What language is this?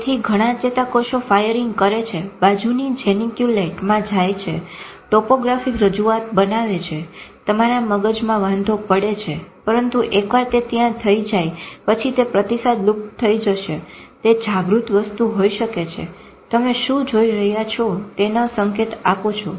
Gujarati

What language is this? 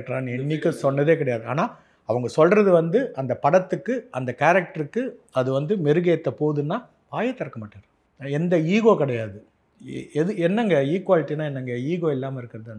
Tamil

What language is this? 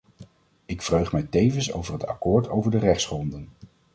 Dutch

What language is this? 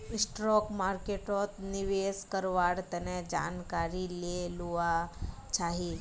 Magahi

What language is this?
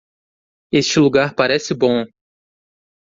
Portuguese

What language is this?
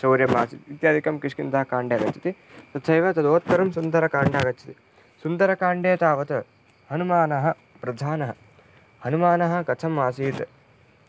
Sanskrit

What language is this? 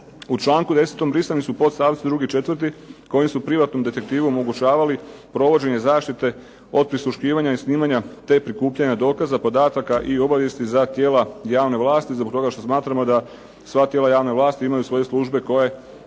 Croatian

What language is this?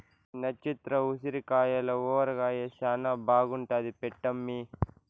Telugu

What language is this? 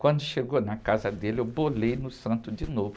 Portuguese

